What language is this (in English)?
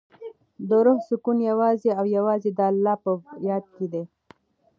Pashto